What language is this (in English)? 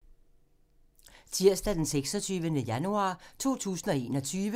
Danish